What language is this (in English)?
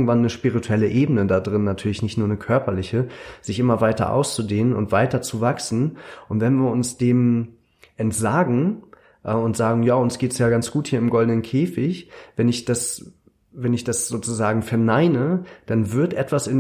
German